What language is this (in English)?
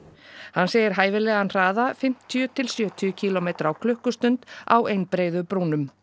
Icelandic